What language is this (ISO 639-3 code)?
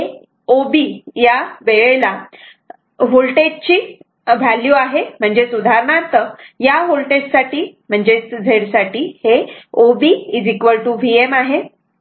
mar